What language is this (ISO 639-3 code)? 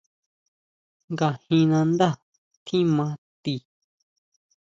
mau